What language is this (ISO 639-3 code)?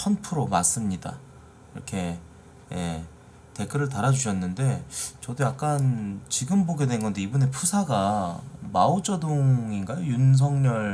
kor